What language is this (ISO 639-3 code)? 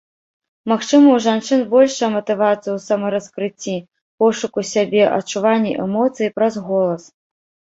bel